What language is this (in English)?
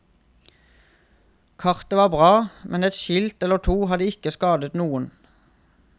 Norwegian